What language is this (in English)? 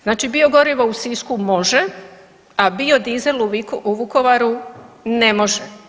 Croatian